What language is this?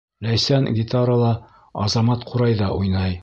Bashkir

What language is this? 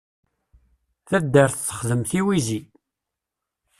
Kabyle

